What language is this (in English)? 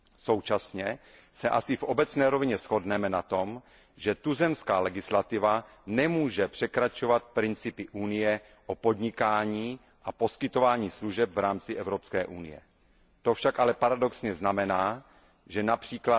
Czech